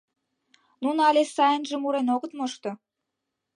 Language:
Mari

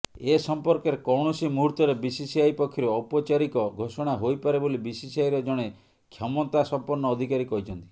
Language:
Odia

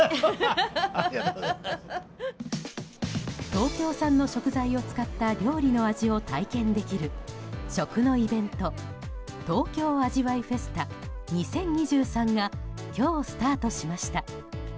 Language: Japanese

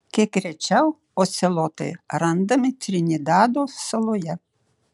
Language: Lithuanian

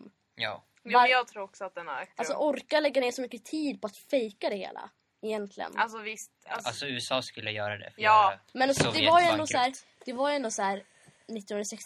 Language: Swedish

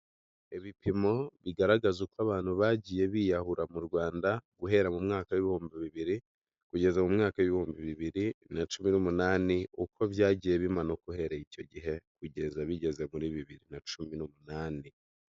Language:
Kinyarwanda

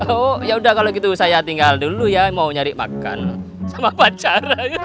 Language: Indonesian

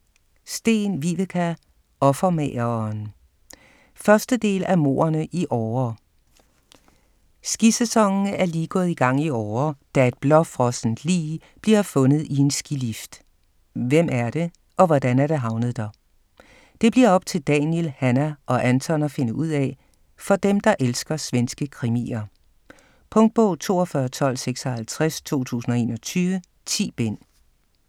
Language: Danish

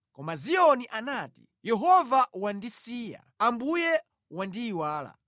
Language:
Nyanja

